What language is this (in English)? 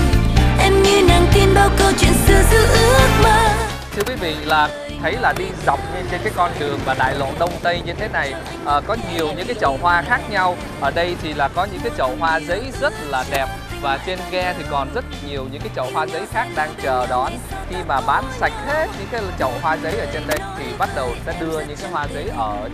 Vietnamese